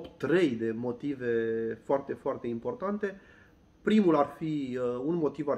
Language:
Romanian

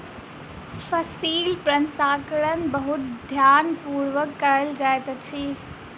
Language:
Maithili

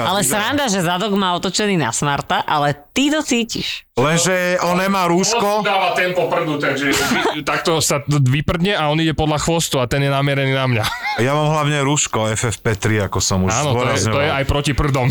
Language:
Slovak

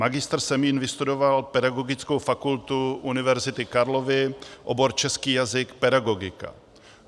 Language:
Czech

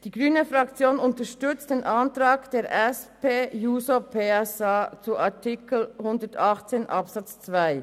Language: Swiss German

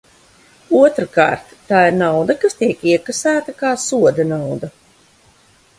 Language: Latvian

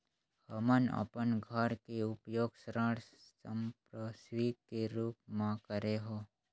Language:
Chhattisgarhi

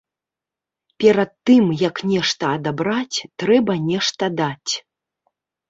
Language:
Belarusian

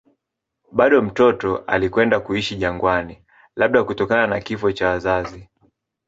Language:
Swahili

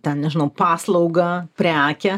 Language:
Lithuanian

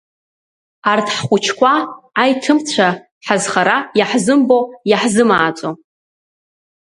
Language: Abkhazian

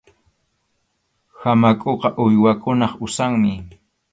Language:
Arequipa-La Unión Quechua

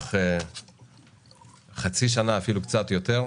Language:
Hebrew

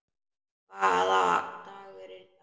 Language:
Icelandic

